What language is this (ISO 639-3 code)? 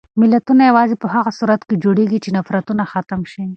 pus